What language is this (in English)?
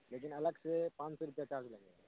Urdu